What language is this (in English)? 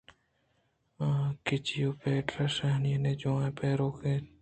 Eastern Balochi